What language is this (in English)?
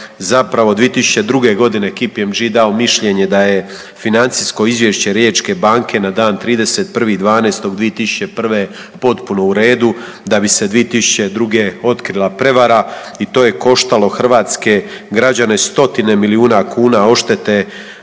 Croatian